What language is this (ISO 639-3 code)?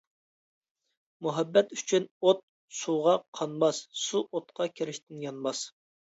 uig